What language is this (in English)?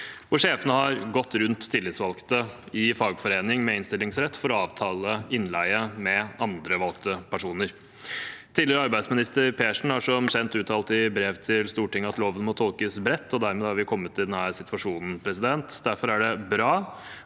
Norwegian